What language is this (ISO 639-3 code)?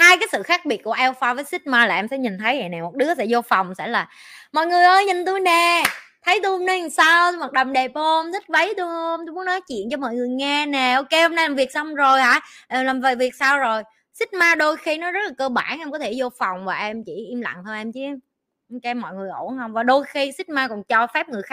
vie